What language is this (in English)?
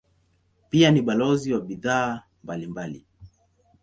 Swahili